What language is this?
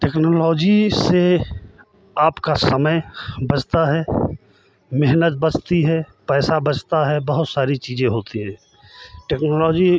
Hindi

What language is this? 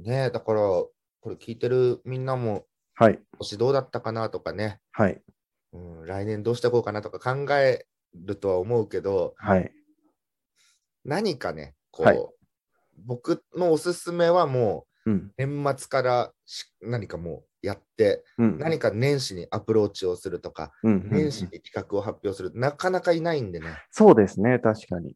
Japanese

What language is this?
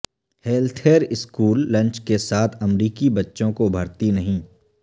Urdu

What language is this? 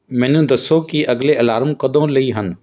Punjabi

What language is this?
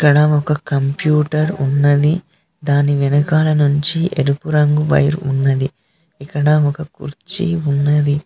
Telugu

